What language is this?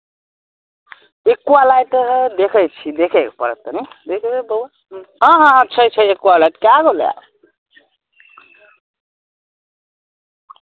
Maithili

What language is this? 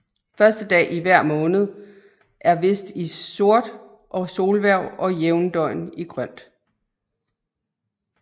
Danish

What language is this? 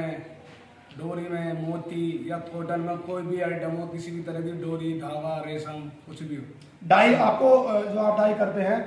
Hindi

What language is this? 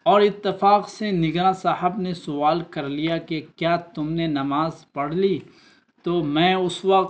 Urdu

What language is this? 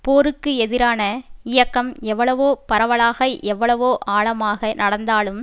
Tamil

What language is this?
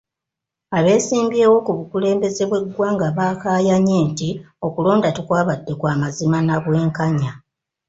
Ganda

